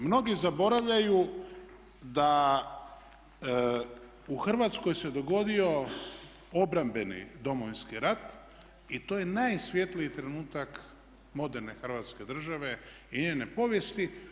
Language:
Croatian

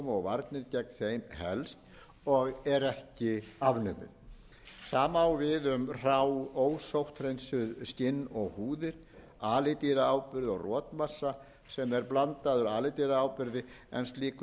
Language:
Icelandic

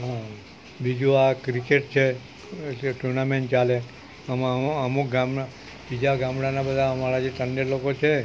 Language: Gujarati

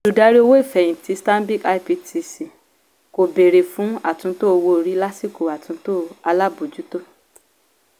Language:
Yoruba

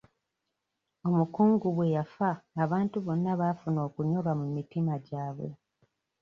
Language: Ganda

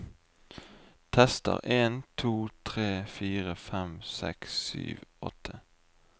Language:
Norwegian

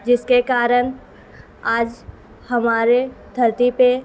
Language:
Urdu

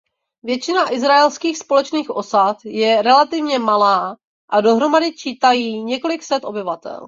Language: Czech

